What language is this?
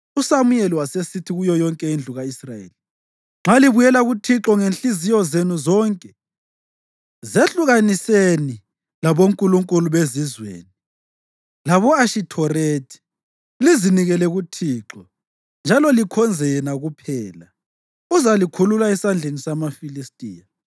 North Ndebele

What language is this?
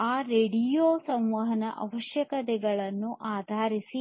Kannada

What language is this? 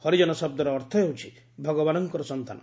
Odia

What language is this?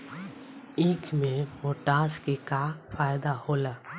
Bhojpuri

